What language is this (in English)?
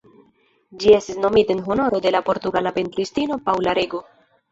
Esperanto